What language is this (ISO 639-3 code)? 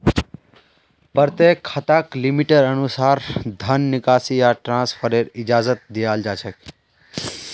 mag